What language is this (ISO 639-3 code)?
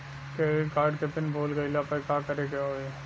bho